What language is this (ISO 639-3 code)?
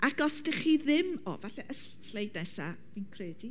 cym